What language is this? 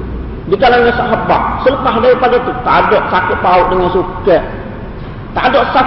Malay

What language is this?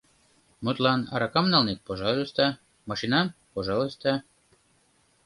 Mari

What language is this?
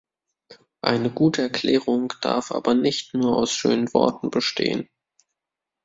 German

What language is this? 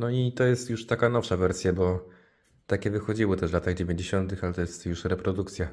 Polish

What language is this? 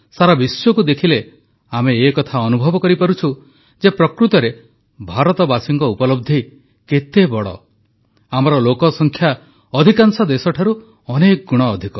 Odia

